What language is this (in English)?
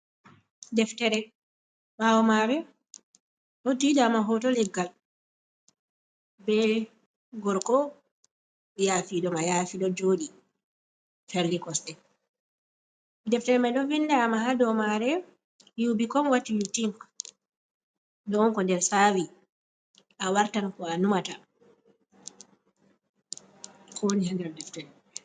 Fula